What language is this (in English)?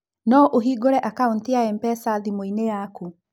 Kikuyu